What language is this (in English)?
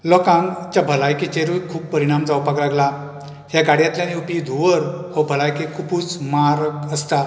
Konkani